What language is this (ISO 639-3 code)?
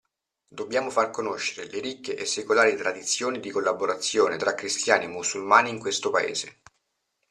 ita